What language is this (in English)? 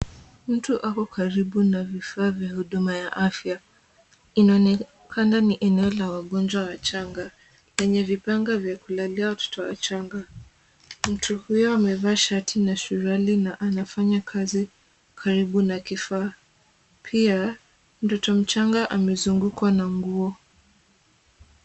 Swahili